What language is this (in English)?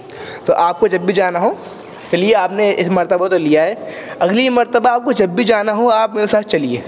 Urdu